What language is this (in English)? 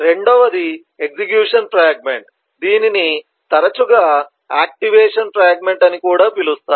Telugu